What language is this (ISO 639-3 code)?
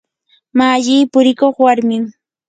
qur